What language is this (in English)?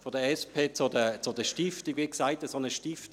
Swiss German